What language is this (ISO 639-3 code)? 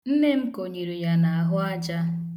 ibo